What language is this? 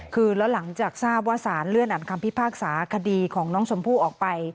Thai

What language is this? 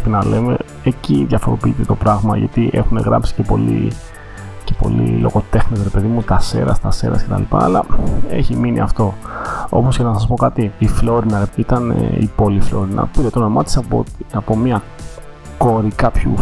Greek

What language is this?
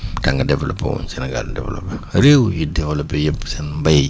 Wolof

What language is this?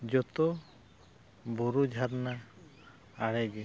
Santali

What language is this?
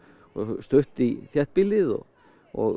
Icelandic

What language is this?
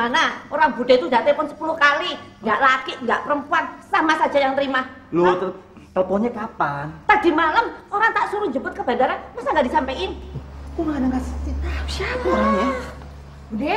Indonesian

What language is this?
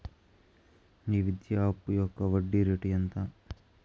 Telugu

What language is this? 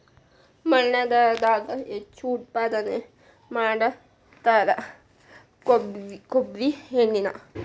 Kannada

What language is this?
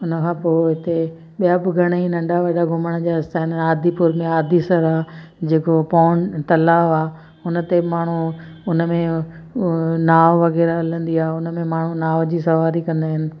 Sindhi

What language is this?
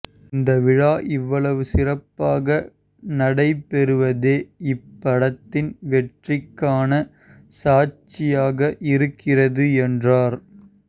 Tamil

